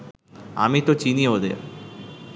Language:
Bangla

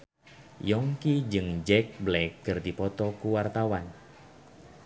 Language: Sundanese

